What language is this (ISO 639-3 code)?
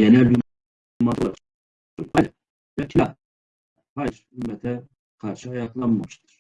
tur